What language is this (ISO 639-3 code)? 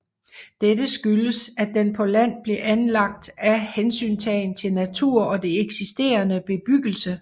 dan